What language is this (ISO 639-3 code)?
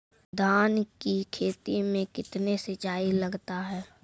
mai